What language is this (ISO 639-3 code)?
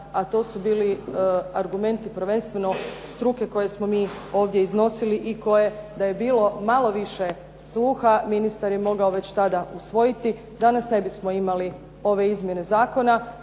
hrv